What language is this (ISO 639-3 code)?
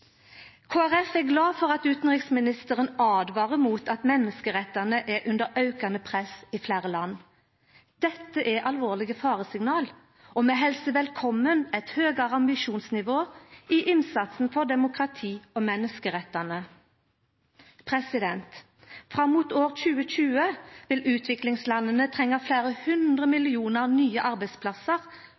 nno